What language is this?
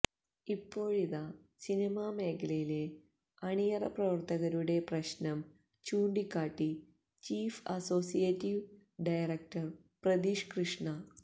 Malayalam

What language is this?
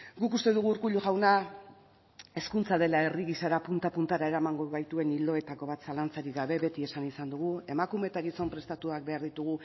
Basque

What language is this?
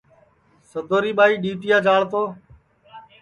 Sansi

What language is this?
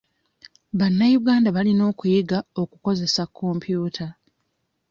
Ganda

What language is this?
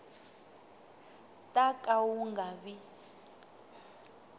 Tsonga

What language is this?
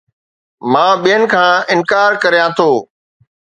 Sindhi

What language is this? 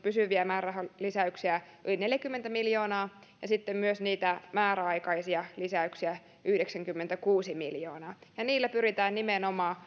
Finnish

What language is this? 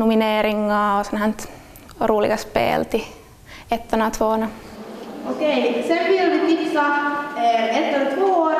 Swedish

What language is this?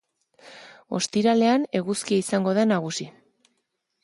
Basque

